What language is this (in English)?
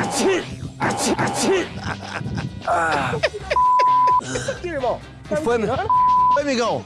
Portuguese